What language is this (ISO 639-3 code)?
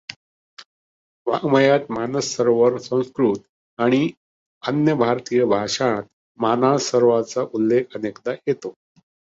mar